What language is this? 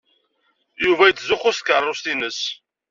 Kabyle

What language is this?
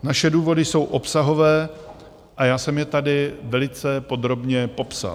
Czech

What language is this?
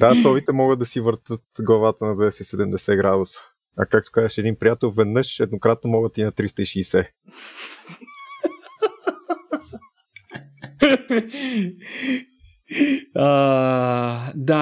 Bulgarian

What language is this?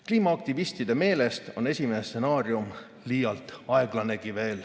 Estonian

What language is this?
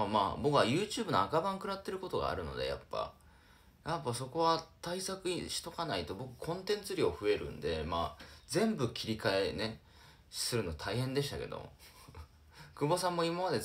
Japanese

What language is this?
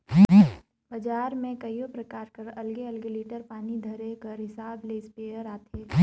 Chhattisgarhi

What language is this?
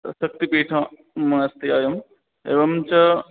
Sanskrit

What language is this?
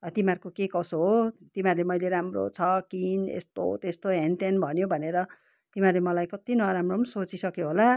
Nepali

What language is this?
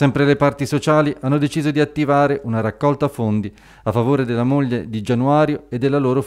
Italian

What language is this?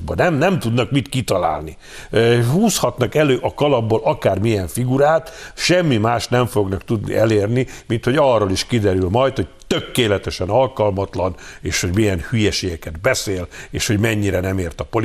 Hungarian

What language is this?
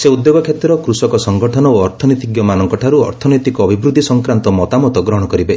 Odia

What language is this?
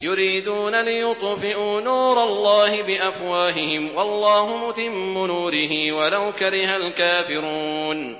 Arabic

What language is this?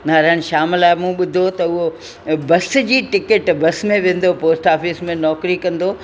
Sindhi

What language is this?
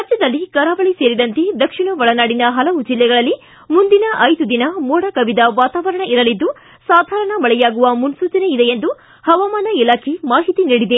Kannada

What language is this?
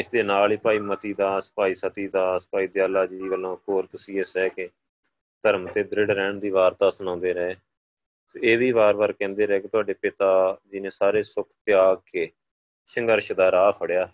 Punjabi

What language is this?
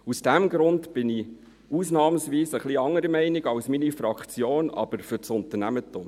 Swiss German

